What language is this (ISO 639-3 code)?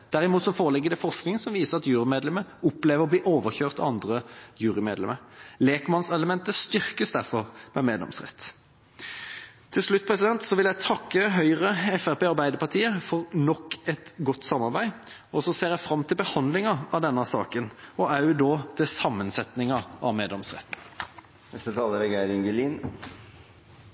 nor